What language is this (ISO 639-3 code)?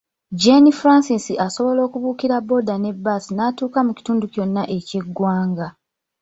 lug